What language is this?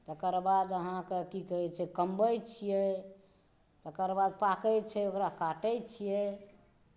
Maithili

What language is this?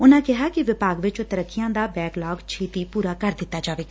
Punjabi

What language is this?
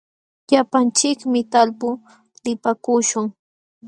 Jauja Wanca Quechua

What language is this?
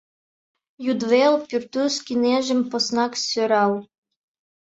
Mari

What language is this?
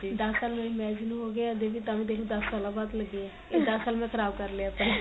Punjabi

